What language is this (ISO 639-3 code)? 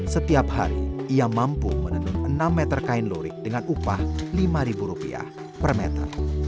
ind